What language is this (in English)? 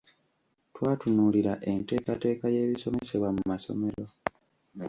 Ganda